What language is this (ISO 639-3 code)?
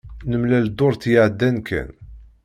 kab